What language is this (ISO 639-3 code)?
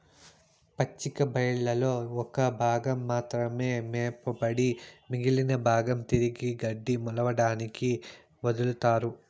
tel